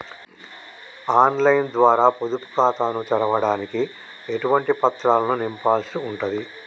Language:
Telugu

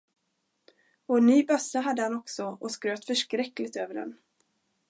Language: Swedish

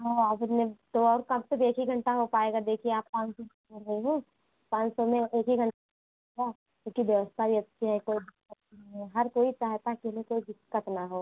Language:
Hindi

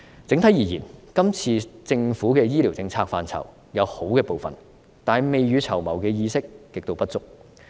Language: Cantonese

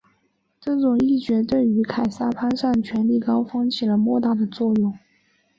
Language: Chinese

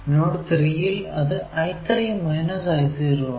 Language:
Malayalam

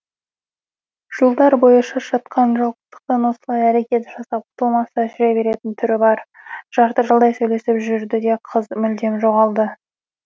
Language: Kazakh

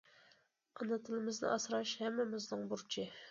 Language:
Uyghur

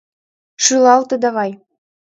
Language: Mari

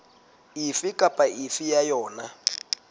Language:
Southern Sotho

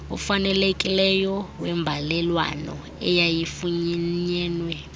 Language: Xhosa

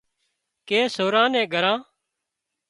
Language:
Wadiyara Koli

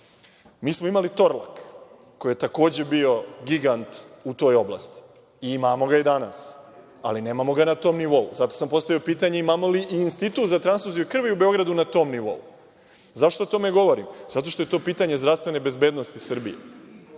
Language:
Serbian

